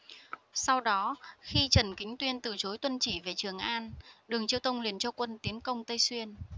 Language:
Vietnamese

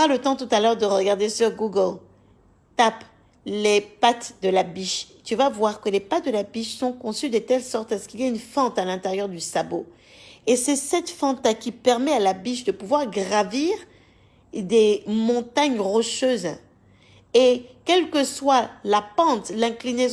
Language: French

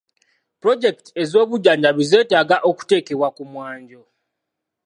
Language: Ganda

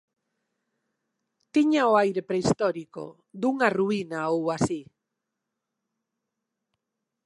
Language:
Galician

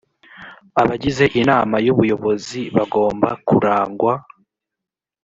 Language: Kinyarwanda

